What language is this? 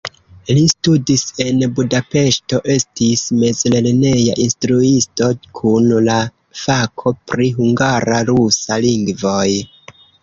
Esperanto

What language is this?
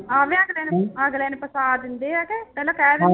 Punjabi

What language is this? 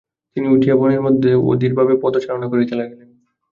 Bangla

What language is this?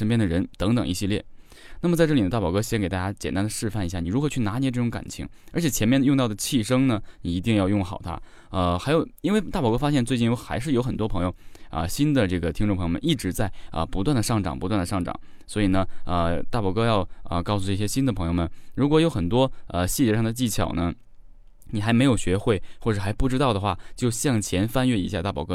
Chinese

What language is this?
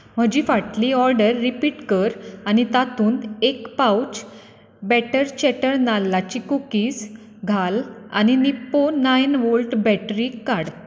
Konkani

